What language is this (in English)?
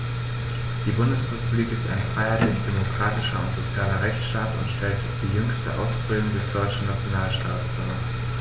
German